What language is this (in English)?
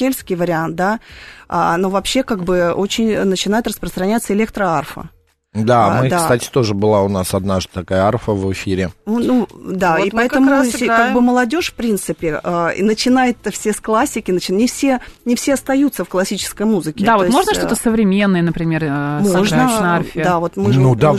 Russian